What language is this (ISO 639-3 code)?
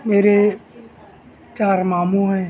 urd